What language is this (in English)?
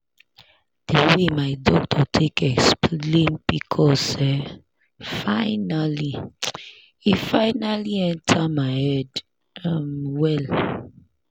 Nigerian Pidgin